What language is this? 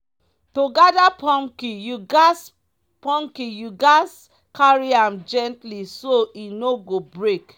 Nigerian Pidgin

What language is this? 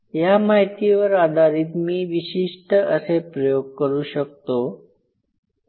Marathi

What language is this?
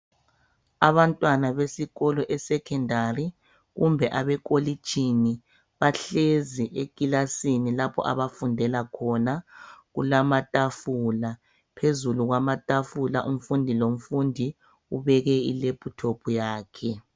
North Ndebele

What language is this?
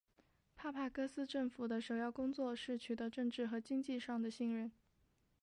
Chinese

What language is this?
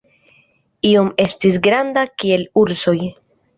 Esperanto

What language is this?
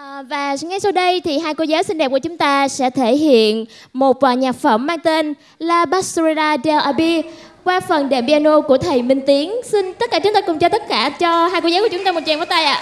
Vietnamese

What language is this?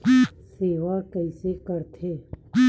Chhattisgarhi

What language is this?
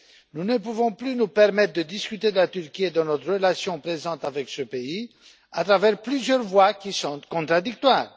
French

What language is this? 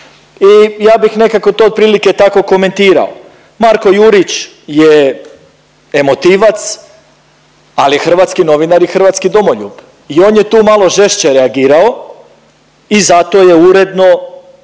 Croatian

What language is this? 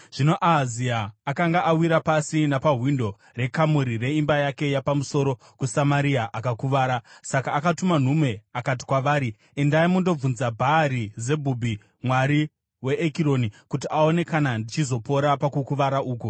Shona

